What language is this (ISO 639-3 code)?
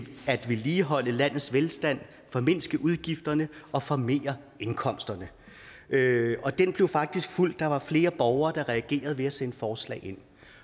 dan